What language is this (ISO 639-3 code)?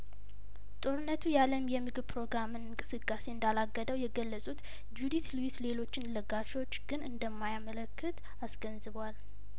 amh